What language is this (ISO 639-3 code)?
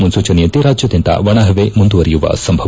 kan